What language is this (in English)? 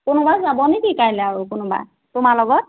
Assamese